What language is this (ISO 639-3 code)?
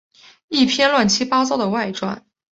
zho